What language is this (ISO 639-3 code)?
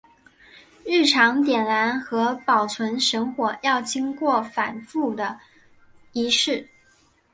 zho